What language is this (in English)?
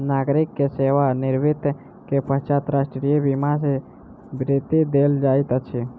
Maithili